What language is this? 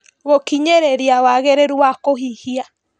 Kikuyu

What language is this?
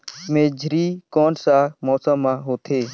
Chhattisgarhi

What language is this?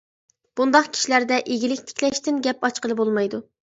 Uyghur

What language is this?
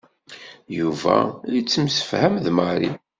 Kabyle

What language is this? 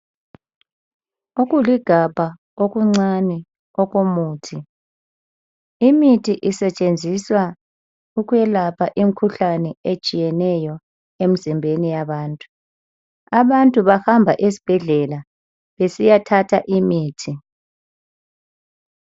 North Ndebele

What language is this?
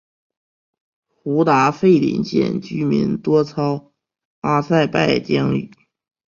Chinese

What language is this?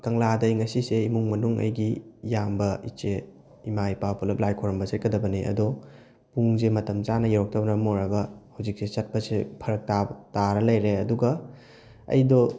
Manipuri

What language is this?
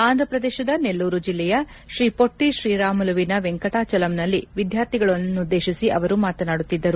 Kannada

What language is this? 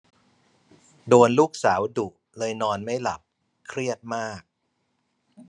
Thai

